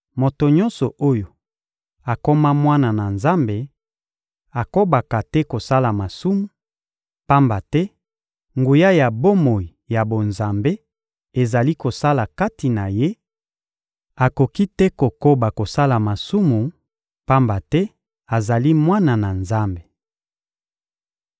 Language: Lingala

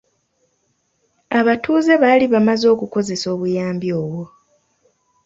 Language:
Ganda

